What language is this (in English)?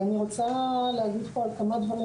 Hebrew